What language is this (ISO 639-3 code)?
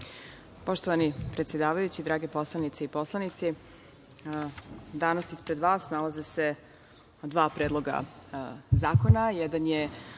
srp